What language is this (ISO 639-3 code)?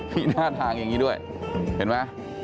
tha